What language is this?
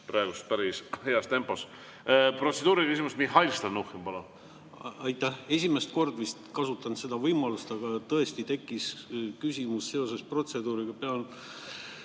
Estonian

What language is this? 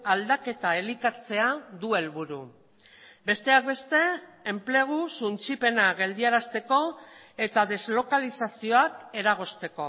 Basque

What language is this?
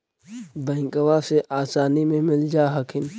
Magahi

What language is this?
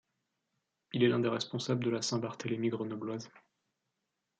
French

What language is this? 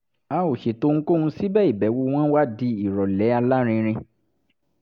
Yoruba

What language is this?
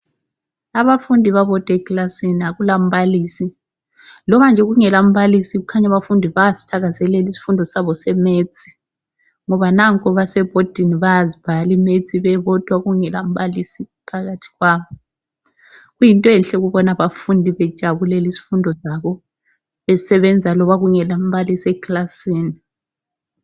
North Ndebele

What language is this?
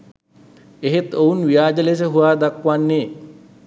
Sinhala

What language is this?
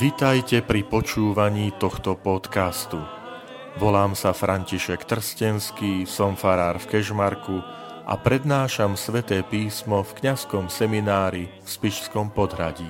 Slovak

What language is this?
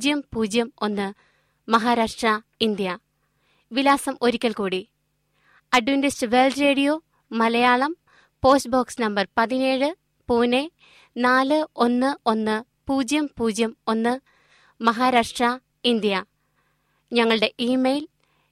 Malayalam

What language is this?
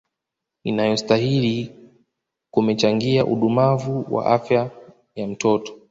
Swahili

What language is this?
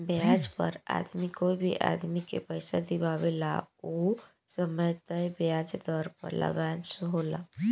Bhojpuri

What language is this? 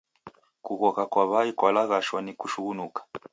Taita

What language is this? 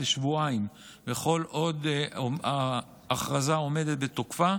Hebrew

